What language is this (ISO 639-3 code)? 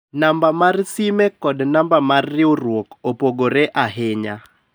luo